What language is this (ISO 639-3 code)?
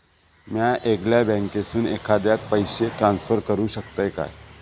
mar